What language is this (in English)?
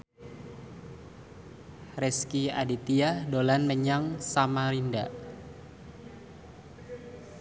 Javanese